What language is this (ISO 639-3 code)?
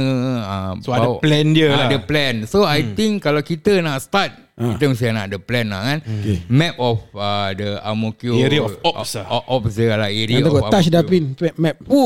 msa